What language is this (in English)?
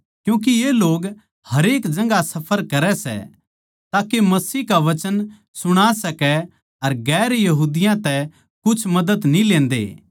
Haryanvi